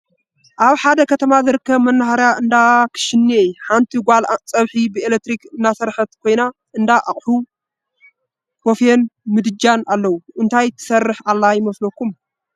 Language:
Tigrinya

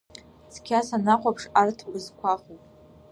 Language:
Abkhazian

